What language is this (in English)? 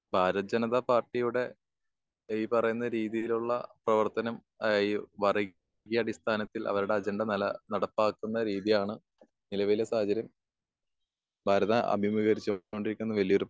Malayalam